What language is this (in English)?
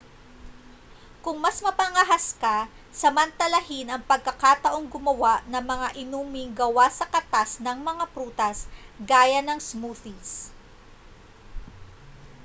Filipino